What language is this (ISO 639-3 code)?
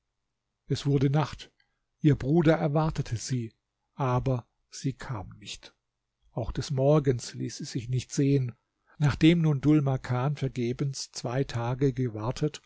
deu